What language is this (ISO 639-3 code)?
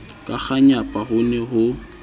sot